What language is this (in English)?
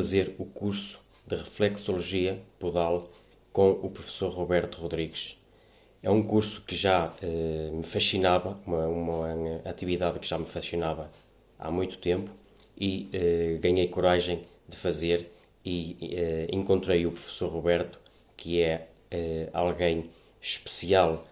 Portuguese